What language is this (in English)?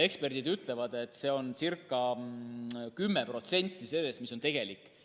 Estonian